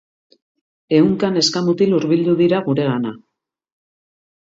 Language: Basque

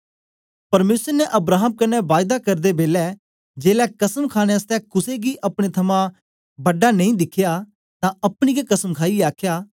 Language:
Dogri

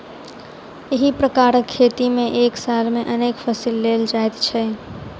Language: Maithili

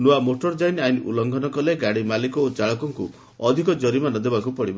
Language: Odia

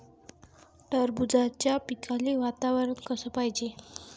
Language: Marathi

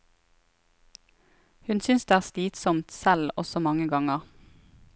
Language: Norwegian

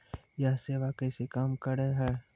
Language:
Maithili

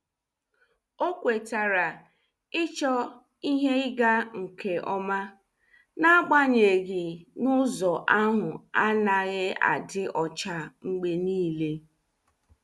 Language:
Igbo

